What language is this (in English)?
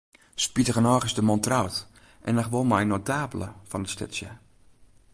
Western Frisian